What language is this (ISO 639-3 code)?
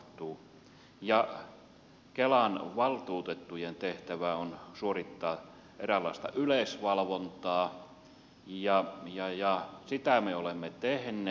fin